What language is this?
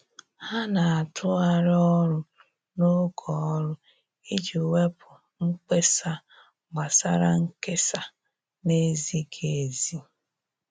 Igbo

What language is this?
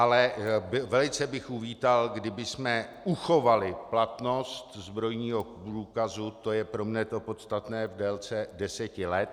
Czech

